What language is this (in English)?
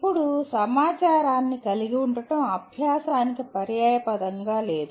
Telugu